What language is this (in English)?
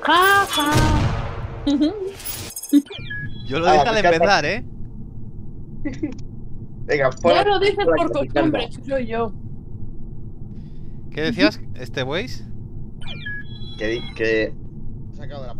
Spanish